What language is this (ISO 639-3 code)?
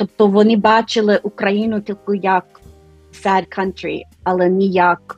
ukr